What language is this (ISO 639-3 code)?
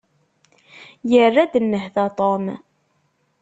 kab